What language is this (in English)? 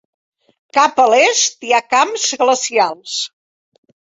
Catalan